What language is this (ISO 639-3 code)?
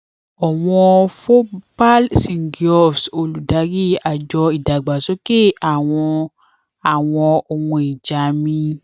yor